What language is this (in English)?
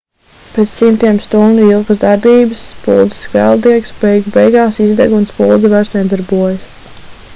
Latvian